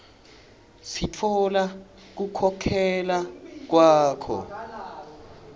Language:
Swati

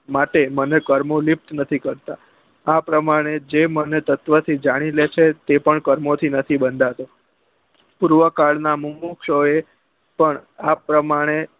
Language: Gujarati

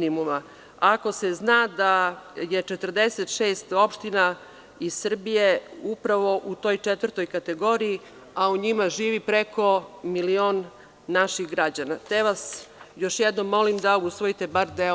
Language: Serbian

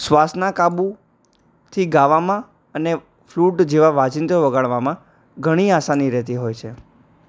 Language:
Gujarati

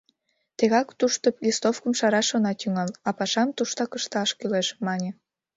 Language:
Mari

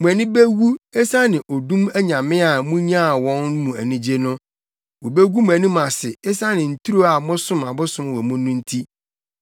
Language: Akan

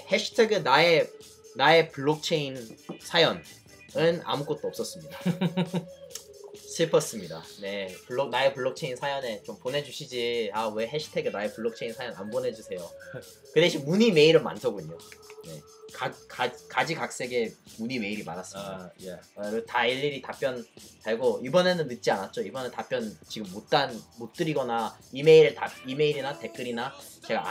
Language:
Korean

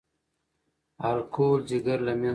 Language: Pashto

